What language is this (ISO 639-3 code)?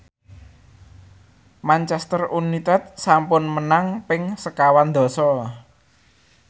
jav